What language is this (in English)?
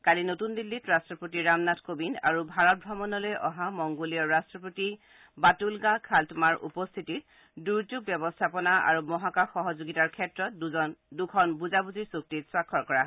Assamese